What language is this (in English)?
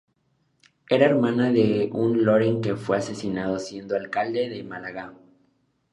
Spanish